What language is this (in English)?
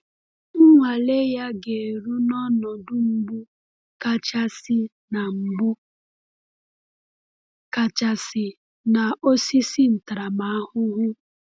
Igbo